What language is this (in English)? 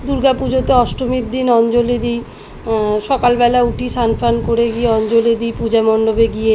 Bangla